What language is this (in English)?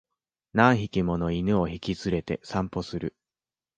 Japanese